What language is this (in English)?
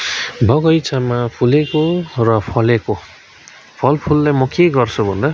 Nepali